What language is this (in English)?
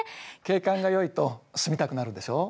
Japanese